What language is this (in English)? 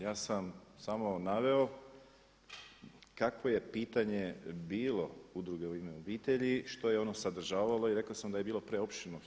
Croatian